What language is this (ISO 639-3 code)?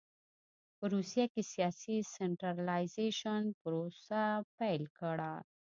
pus